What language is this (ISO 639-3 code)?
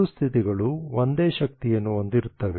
kan